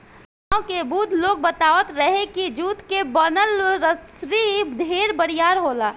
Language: Bhojpuri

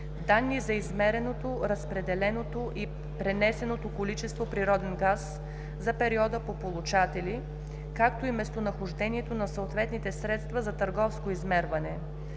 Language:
Bulgarian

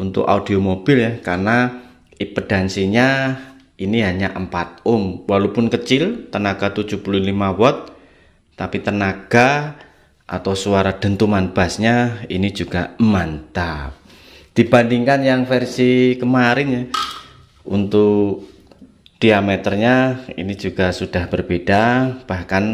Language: Indonesian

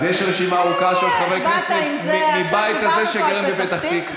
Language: Hebrew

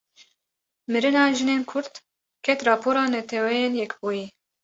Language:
Kurdish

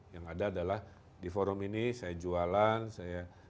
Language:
Indonesian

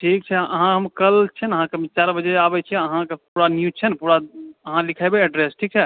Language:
Maithili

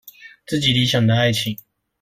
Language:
Chinese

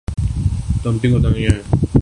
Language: Urdu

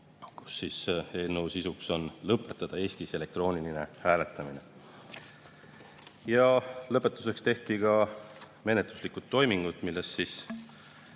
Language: Estonian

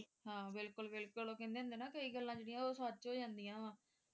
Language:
Punjabi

